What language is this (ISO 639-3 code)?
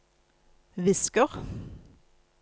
nor